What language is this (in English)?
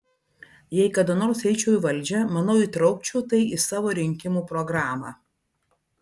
Lithuanian